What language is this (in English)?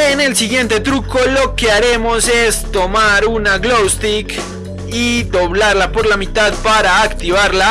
Spanish